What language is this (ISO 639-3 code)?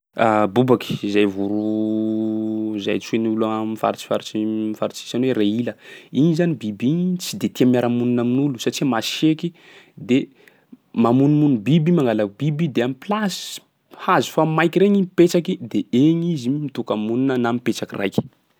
skg